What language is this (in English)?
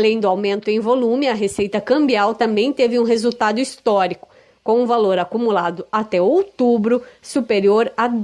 Portuguese